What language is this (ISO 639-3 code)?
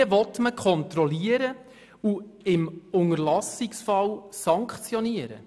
gsw